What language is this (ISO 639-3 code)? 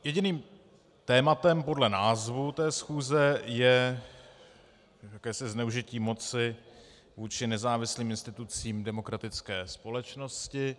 ces